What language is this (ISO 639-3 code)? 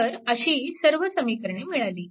mar